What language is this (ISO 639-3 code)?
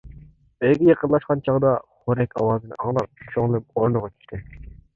uig